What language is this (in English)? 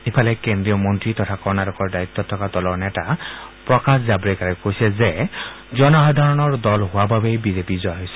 Assamese